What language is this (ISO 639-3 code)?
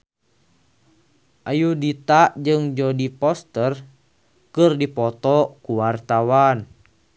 sun